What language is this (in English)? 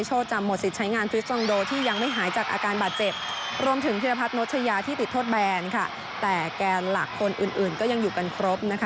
Thai